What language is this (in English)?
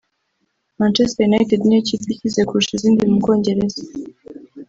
Kinyarwanda